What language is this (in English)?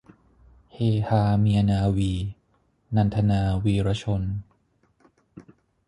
Thai